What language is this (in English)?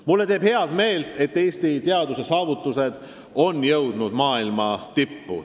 Estonian